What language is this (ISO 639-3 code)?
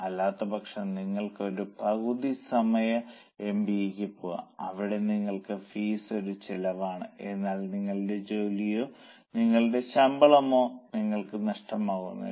mal